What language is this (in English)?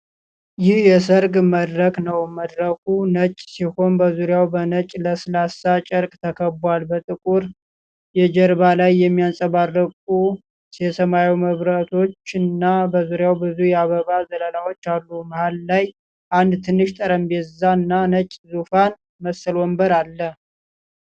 Amharic